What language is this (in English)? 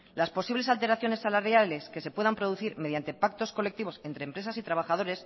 Spanish